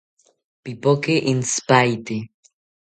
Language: South Ucayali Ashéninka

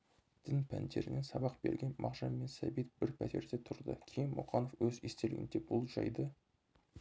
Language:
Kazakh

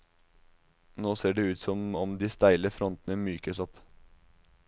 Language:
Norwegian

